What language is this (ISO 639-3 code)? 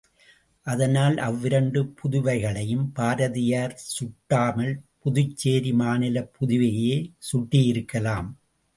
tam